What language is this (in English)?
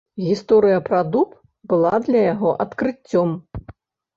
Belarusian